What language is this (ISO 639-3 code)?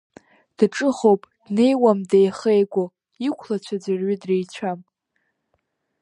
abk